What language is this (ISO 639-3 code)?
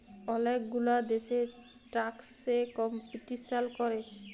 ben